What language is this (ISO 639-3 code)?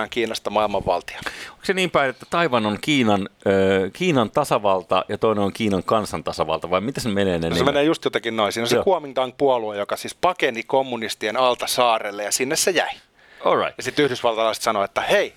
fin